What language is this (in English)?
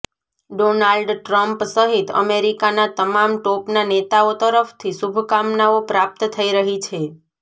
Gujarati